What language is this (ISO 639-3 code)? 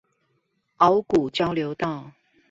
zho